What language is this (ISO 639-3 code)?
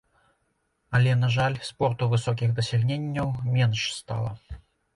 bel